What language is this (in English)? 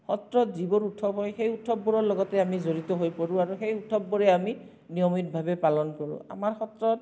Assamese